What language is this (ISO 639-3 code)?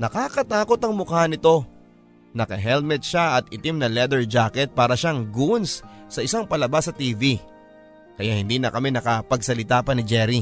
fil